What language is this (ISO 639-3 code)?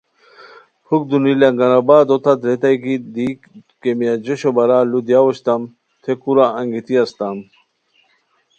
khw